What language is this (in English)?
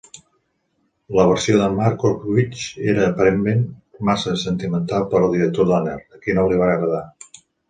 Catalan